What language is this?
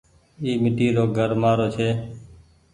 Goaria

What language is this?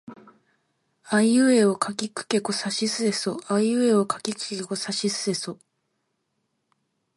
Japanese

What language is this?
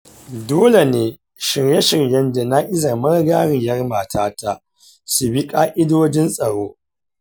Hausa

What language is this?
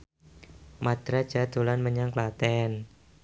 Javanese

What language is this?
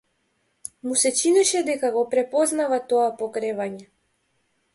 Macedonian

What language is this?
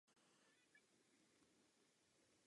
Czech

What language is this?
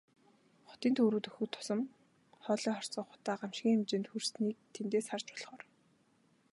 Mongolian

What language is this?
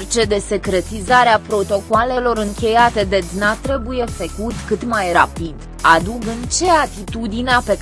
Romanian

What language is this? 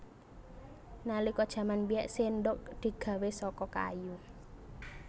Javanese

